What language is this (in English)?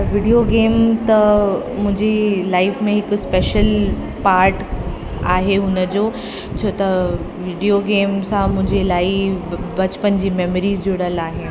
Sindhi